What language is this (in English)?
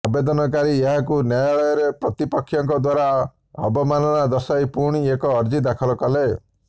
Odia